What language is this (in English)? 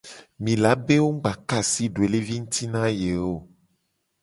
Gen